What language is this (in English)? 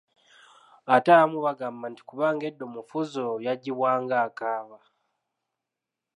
Ganda